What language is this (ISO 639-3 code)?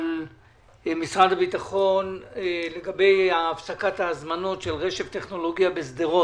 heb